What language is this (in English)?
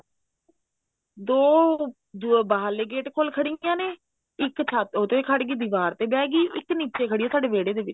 Punjabi